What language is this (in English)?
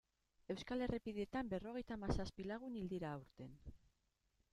Basque